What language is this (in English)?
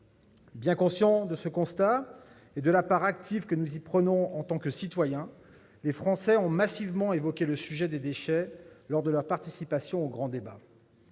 French